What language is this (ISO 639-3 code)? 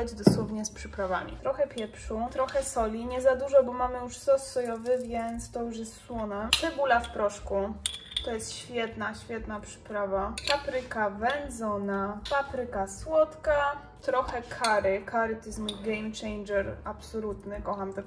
pol